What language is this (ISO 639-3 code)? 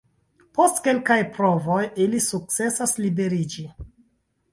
epo